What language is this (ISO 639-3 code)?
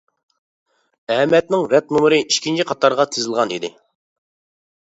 uig